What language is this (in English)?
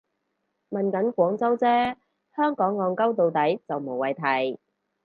Cantonese